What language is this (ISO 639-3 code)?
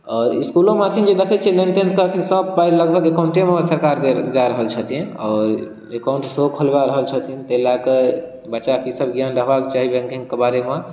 mai